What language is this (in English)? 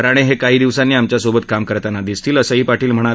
Marathi